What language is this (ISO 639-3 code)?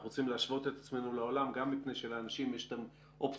heb